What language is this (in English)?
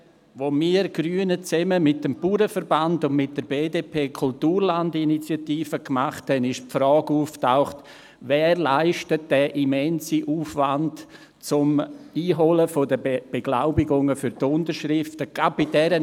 Swiss German